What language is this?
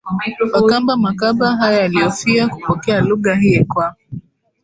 Swahili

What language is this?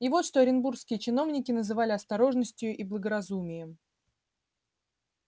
Russian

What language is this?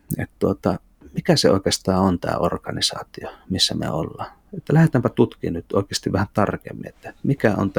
Finnish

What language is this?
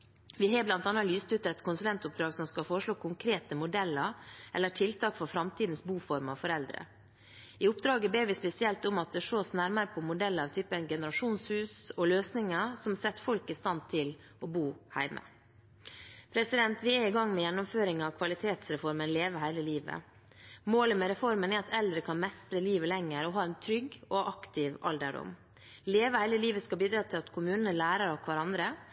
Norwegian Bokmål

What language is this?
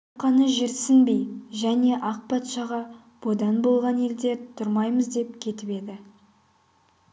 Kazakh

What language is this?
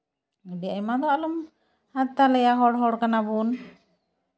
Santali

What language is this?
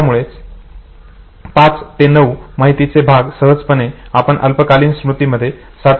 Marathi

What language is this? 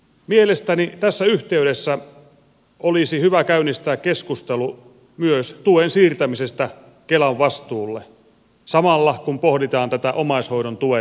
Finnish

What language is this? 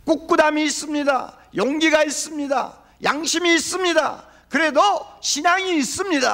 Korean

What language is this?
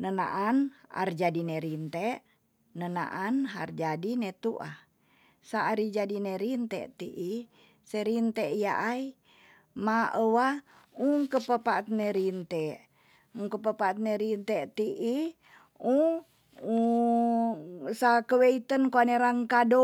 Tonsea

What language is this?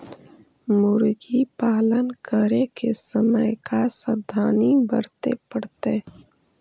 Magahi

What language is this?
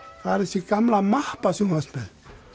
Icelandic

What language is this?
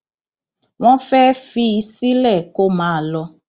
Yoruba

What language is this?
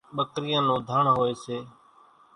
Kachi Koli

